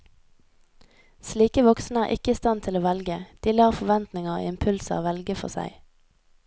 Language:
Norwegian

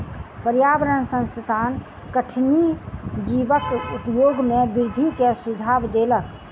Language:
Maithili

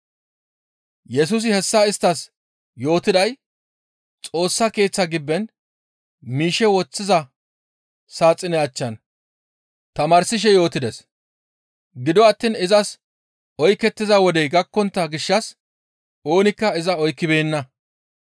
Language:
Gamo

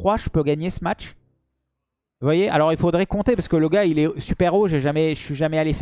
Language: French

